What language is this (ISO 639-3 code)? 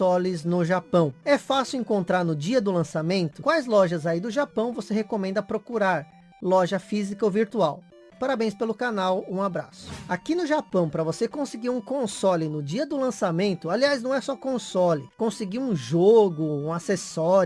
por